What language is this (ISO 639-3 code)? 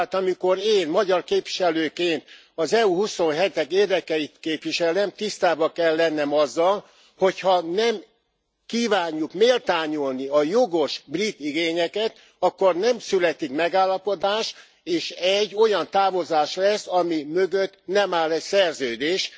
hun